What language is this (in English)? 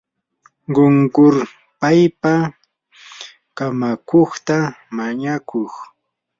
Yanahuanca Pasco Quechua